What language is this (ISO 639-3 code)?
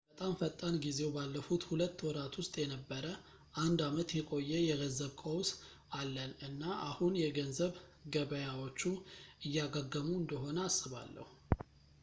amh